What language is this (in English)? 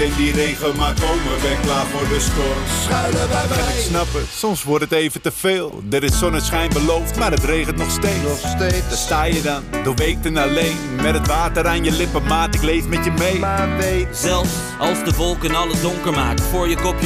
Dutch